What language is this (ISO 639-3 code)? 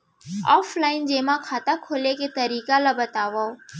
hne